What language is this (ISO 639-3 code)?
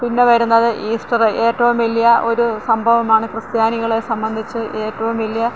mal